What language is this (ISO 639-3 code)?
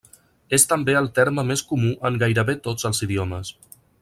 cat